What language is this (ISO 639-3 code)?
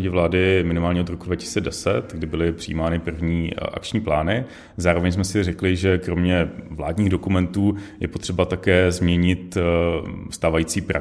ces